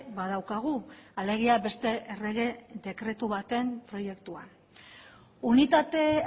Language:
Basque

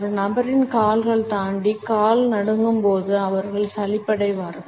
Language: Tamil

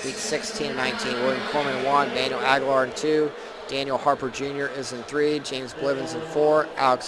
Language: English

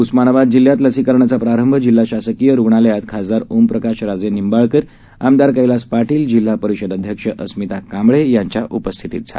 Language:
Marathi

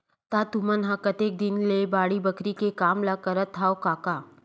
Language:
Chhattisgarhi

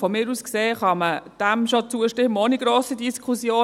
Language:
Swiss German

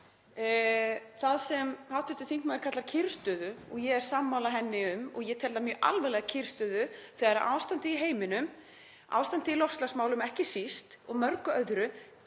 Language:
Icelandic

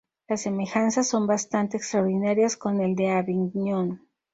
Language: Spanish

